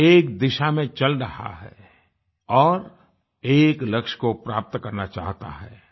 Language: Hindi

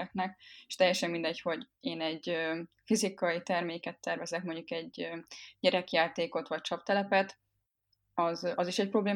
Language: Hungarian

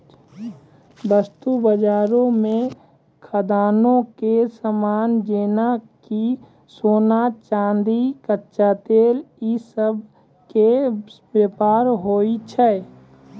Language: Maithili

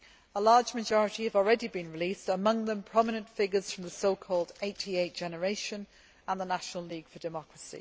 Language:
English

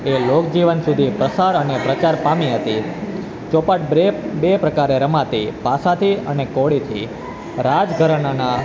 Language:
Gujarati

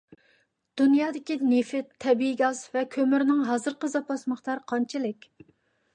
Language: Uyghur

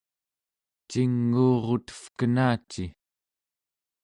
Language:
Central Yupik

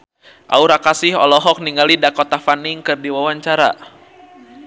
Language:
Sundanese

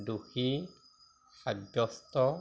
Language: Assamese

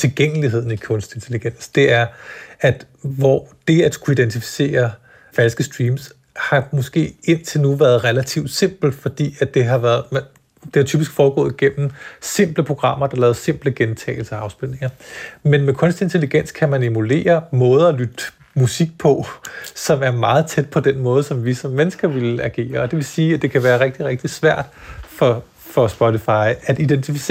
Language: Danish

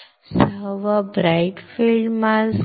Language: Marathi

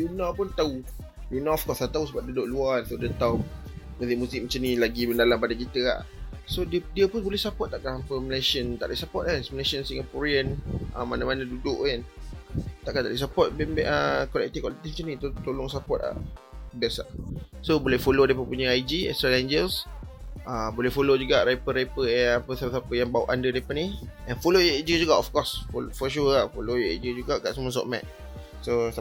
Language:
Malay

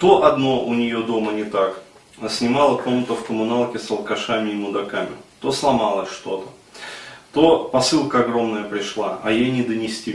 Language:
Russian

